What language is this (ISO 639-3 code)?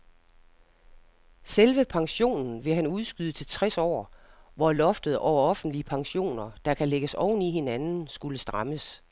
dan